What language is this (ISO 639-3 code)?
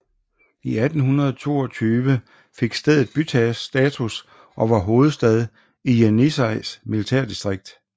dan